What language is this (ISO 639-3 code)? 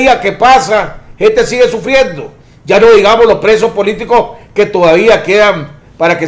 spa